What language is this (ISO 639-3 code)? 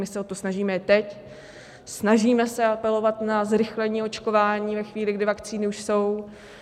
ces